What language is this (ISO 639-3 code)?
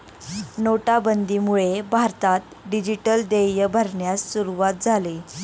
mar